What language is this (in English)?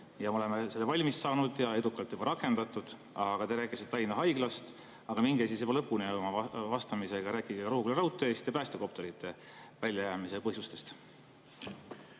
Estonian